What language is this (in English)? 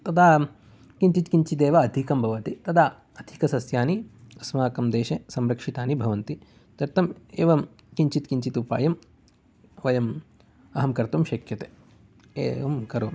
Sanskrit